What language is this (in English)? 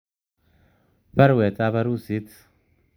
Kalenjin